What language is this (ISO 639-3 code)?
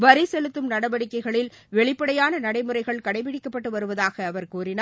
tam